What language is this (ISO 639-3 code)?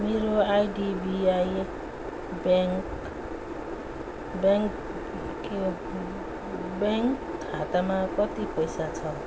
nep